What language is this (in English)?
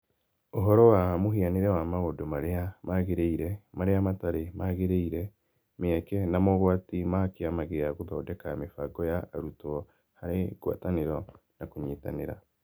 Kikuyu